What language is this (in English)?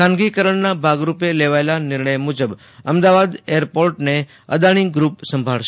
Gujarati